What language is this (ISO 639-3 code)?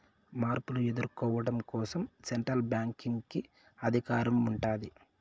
tel